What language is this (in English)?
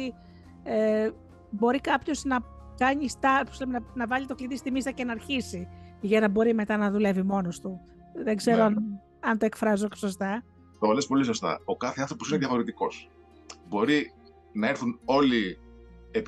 Greek